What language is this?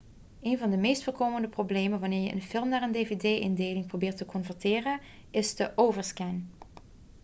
Dutch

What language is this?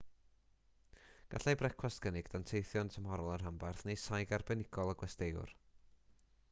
Welsh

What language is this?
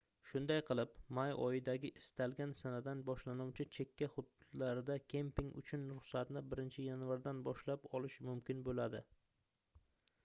Uzbek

